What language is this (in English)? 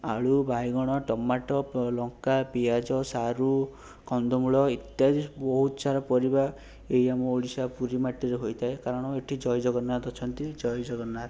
Odia